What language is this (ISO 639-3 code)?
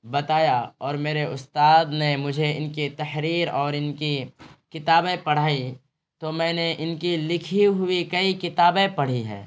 urd